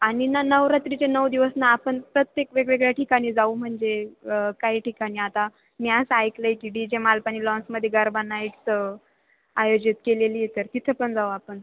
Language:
Marathi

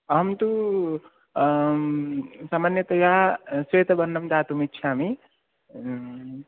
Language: Sanskrit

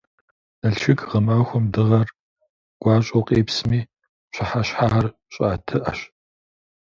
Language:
Kabardian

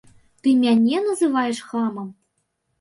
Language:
Belarusian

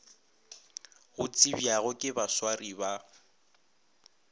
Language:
Northern Sotho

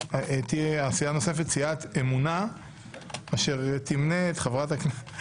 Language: Hebrew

